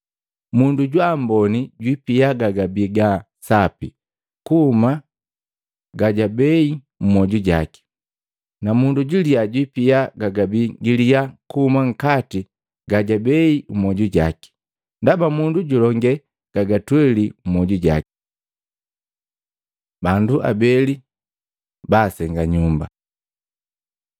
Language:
Matengo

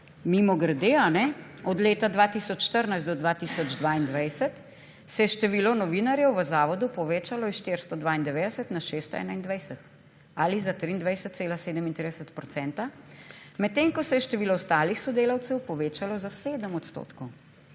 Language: Slovenian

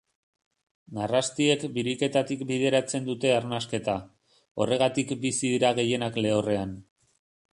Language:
Basque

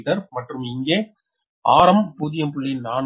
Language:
Tamil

